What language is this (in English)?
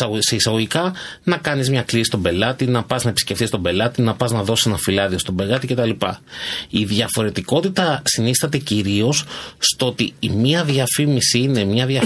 Greek